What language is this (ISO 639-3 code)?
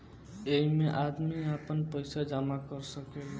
bho